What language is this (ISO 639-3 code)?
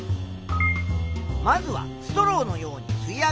jpn